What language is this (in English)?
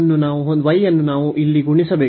Kannada